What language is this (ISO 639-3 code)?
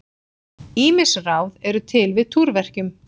isl